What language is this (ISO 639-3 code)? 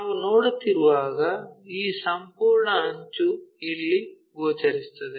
kan